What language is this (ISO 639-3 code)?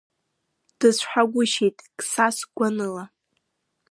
abk